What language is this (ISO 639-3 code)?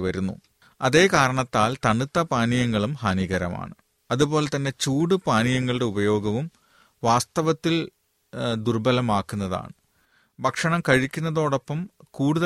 mal